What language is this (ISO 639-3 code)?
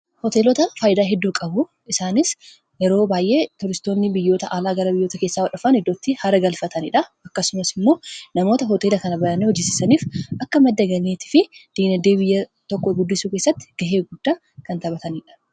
orm